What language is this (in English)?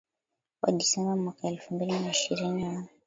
Swahili